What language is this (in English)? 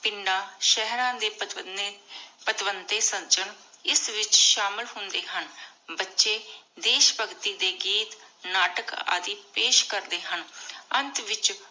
Punjabi